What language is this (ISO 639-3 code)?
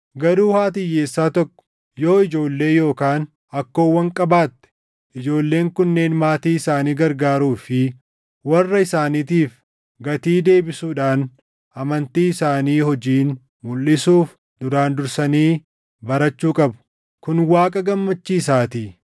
orm